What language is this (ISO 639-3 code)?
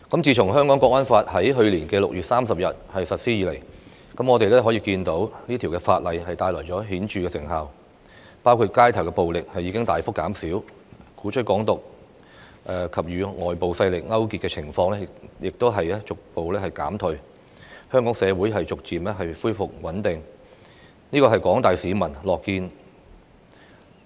yue